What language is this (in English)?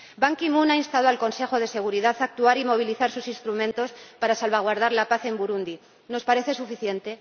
Spanish